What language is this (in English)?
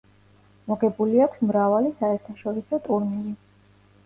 Georgian